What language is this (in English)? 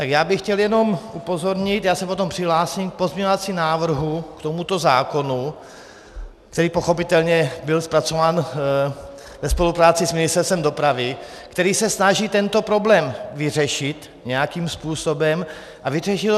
Czech